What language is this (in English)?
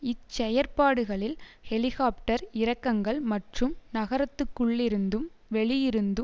Tamil